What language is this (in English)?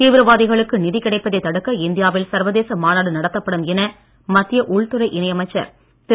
Tamil